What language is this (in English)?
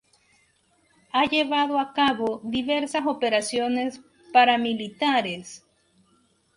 Spanish